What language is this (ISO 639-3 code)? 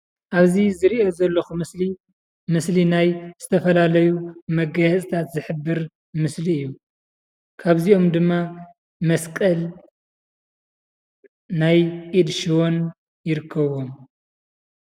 tir